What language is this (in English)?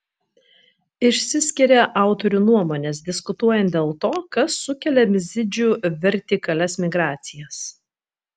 Lithuanian